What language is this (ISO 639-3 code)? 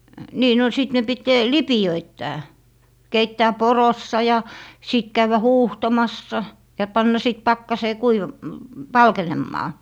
fin